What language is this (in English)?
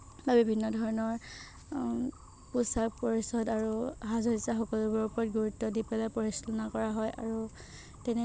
Assamese